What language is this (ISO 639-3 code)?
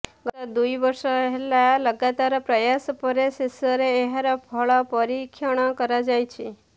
ori